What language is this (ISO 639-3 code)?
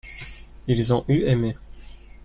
fra